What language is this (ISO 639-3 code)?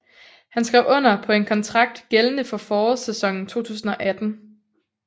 dan